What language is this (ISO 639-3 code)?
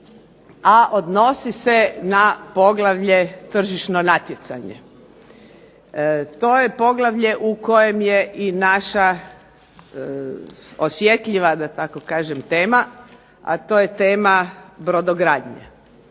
hrv